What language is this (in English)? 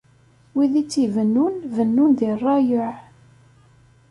Kabyle